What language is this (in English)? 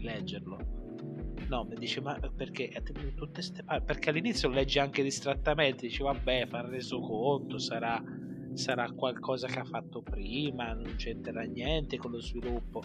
Italian